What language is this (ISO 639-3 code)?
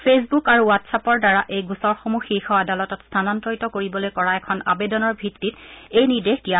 asm